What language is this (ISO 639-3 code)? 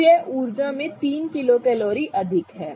hin